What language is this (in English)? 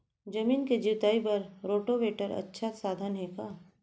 Chhattisgarhi